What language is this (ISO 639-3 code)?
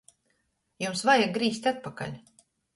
ltg